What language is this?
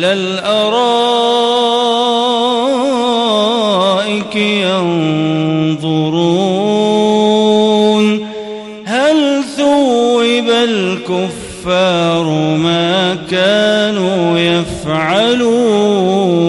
Arabic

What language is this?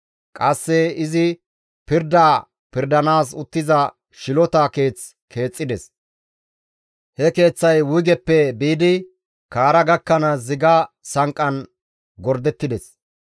Gamo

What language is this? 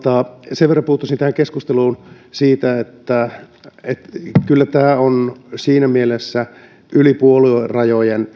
Finnish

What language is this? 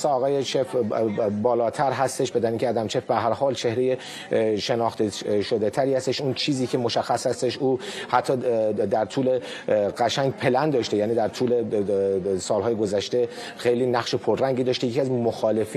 Persian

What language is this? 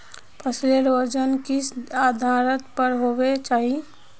Magahi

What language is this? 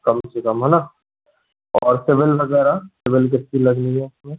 Hindi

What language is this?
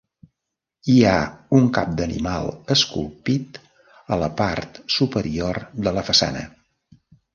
Catalan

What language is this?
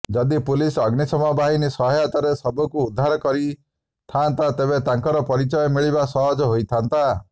Odia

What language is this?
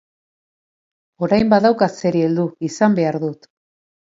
Basque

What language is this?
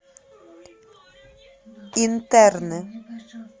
Russian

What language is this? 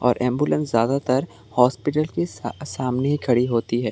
Hindi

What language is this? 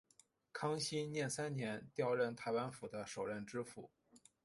Chinese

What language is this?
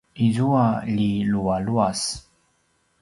Paiwan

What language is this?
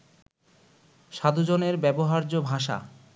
Bangla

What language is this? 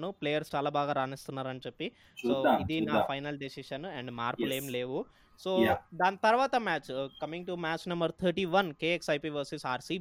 Telugu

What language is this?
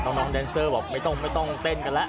Thai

